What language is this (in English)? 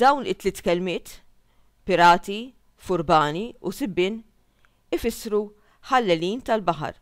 Arabic